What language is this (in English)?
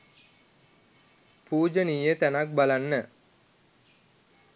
Sinhala